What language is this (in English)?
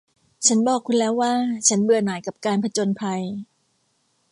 Thai